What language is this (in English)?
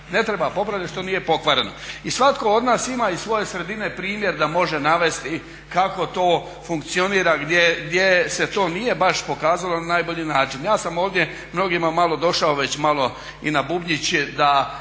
Croatian